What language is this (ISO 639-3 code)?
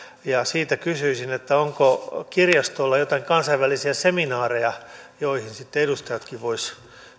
fin